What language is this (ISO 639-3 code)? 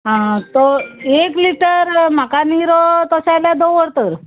kok